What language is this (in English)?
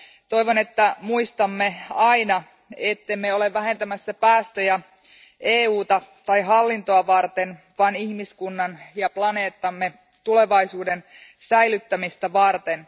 Finnish